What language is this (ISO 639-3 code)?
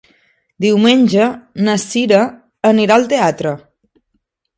cat